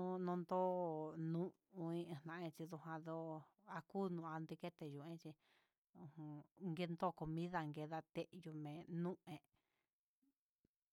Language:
Huitepec Mixtec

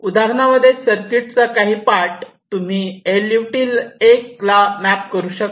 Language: Marathi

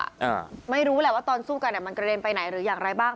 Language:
Thai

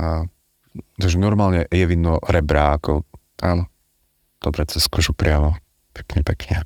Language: Slovak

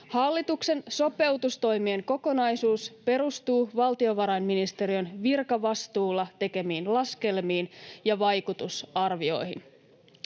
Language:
Finnish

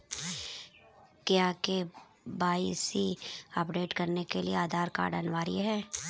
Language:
Hindi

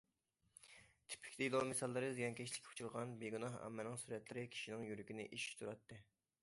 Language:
Uyghur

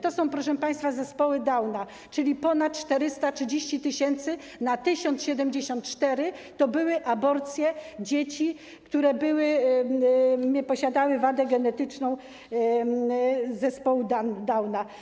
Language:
Polish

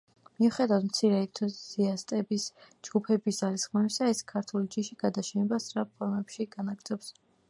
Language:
Georgian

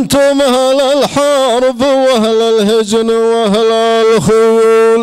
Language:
Arabic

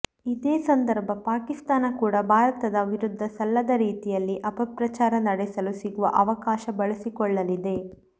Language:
Kannada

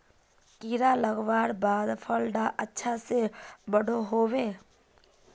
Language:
Magahi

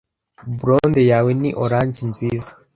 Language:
Kinyarwanda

